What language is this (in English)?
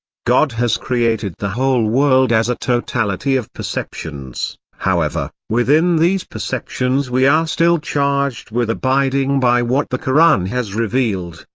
English